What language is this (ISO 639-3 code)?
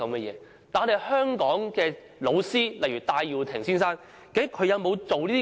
yue